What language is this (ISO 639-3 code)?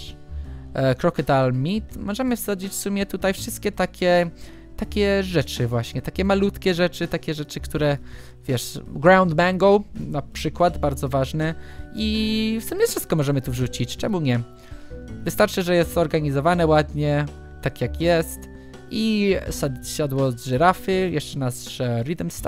pol